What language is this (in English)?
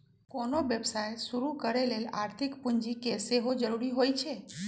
Magahi